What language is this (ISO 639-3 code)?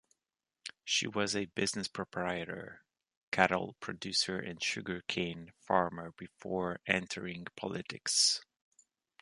eng